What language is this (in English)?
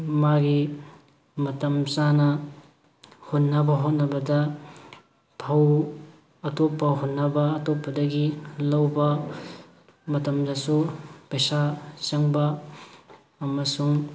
Manipuri